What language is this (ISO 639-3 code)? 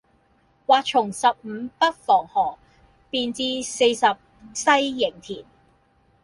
yue